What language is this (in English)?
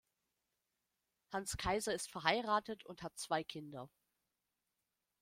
German